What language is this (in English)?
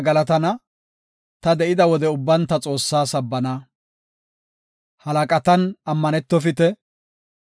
Gofa